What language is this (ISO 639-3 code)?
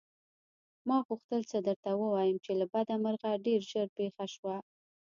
pus